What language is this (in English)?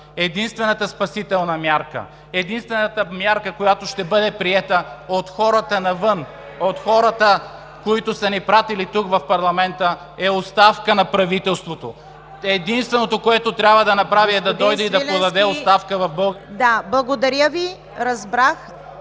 Bulgarian